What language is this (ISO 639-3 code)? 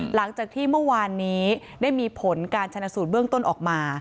tha